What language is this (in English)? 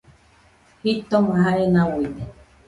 Nüpode Huitoto